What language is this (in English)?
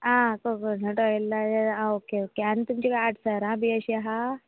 Konkani